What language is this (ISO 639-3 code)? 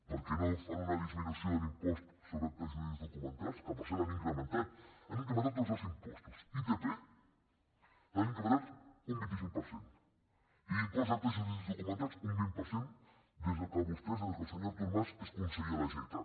cat